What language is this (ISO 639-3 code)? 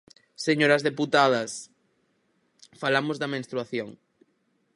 glg